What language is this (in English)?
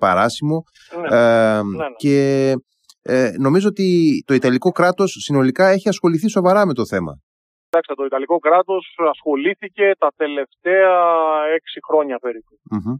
Greek